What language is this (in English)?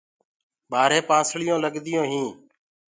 Gurgula